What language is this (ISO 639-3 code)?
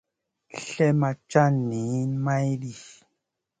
mcn